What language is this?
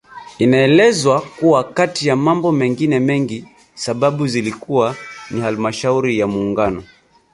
Swahili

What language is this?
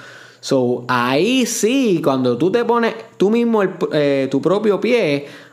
Spanish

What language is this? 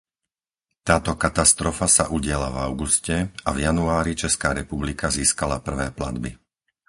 Slovak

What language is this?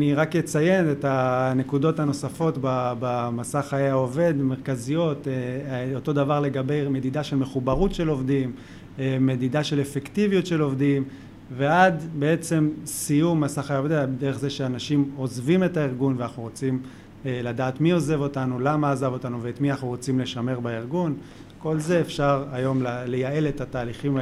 Hebrew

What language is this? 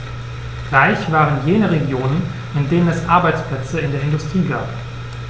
German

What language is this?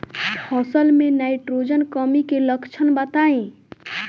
Bhojpuri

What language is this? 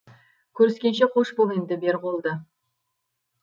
Kazakh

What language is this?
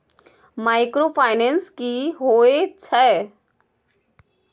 Maithili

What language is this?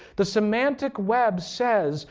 English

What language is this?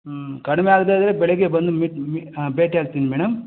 Kannada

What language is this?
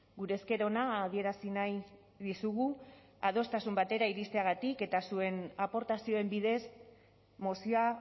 Basque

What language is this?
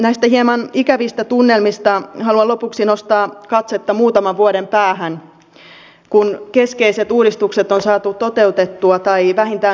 Finnish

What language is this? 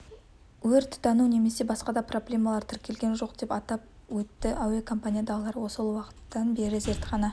Kazakh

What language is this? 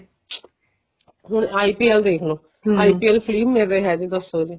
Punjabi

